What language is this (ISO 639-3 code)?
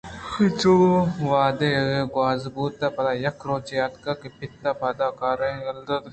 bgp